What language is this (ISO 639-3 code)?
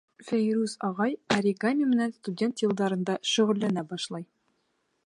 bak